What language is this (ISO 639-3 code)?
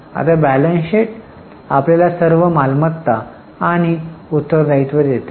mar